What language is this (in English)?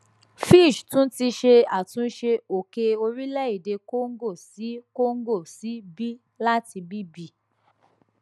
Yoruba